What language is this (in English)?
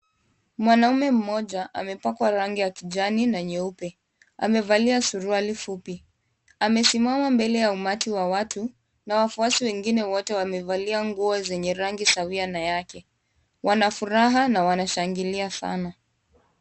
Swahili